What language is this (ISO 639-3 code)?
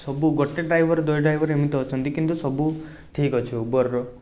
ori